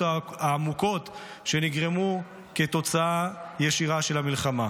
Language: Hebrew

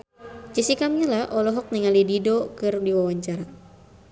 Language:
Sundanese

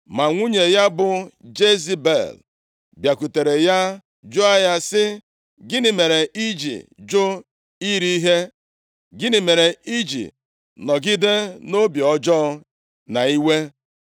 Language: Igbo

